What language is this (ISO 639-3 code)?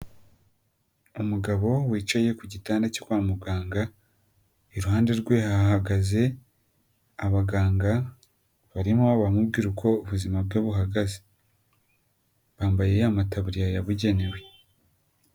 kin